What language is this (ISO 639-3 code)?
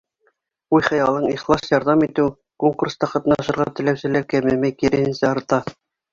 bak